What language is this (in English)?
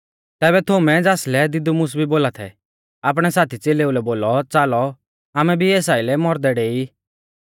Mahasu Pahari